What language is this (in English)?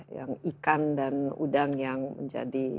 Indonesian